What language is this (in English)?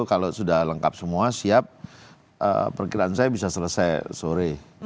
Indonesian